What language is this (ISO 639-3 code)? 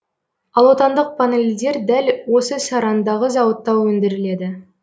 kaz